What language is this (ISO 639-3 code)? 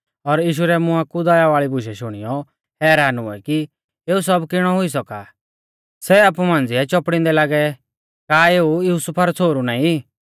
bfz